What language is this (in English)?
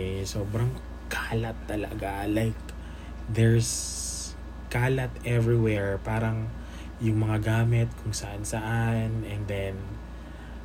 Filipino